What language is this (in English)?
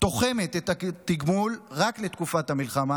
Hebrew